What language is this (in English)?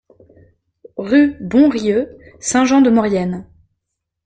French